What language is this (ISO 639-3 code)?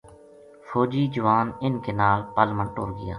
gju